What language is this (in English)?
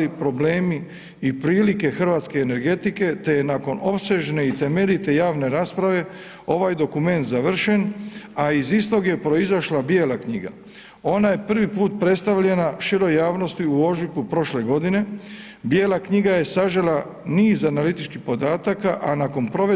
Croatian